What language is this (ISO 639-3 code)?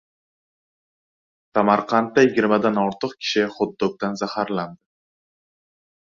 uzb